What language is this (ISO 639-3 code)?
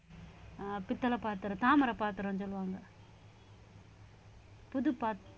tam